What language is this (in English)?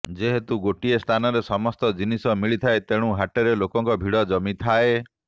Odia